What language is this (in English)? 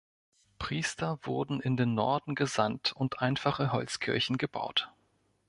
German